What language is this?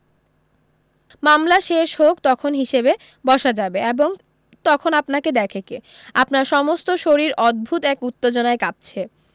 Bangla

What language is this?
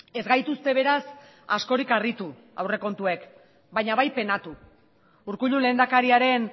Basque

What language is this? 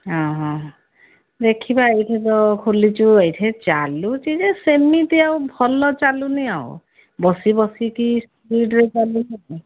Odia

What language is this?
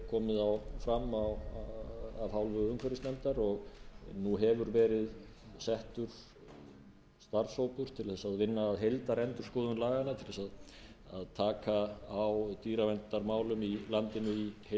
Icelandic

